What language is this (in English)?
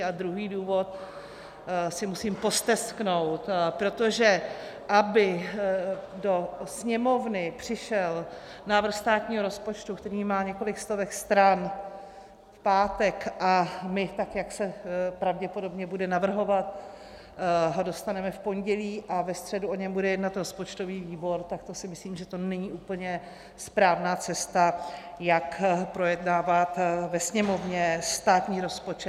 Czech